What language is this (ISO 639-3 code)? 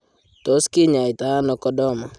kln